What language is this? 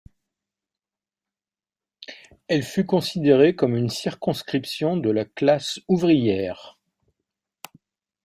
French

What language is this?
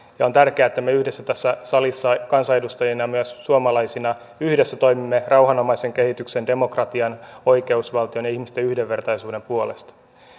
Finnish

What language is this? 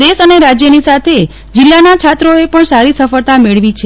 Gujarati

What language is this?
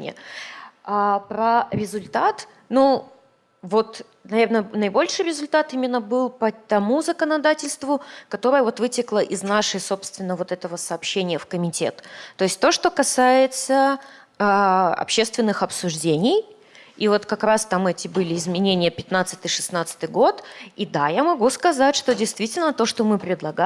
Russian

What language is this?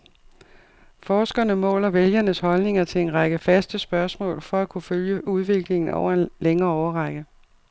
Danish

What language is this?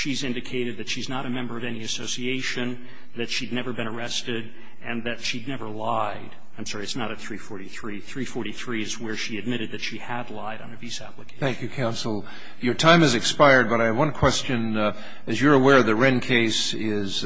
English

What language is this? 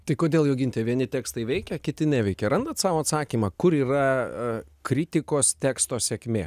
Lithuanian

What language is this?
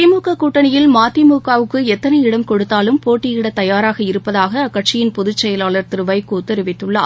Tamil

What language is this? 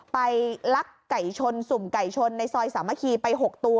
Thai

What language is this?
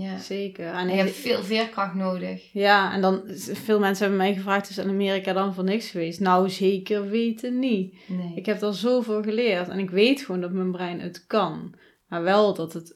Dutch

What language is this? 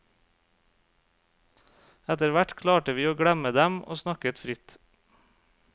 Norwegian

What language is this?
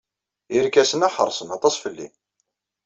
Kabyle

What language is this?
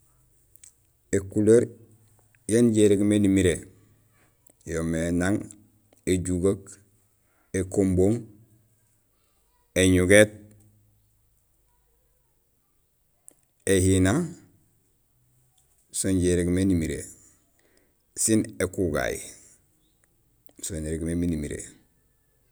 Gusilay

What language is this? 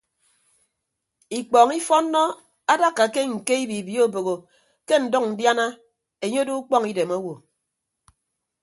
Ibibio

